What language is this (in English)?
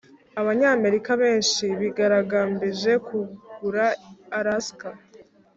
Kinyarwanda